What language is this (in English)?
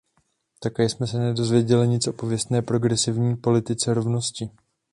Czech